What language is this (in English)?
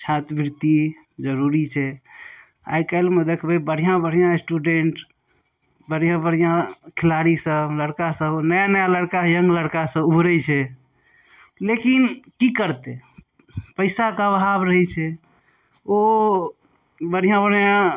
Maithili